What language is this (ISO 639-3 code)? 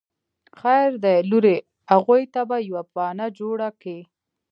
pus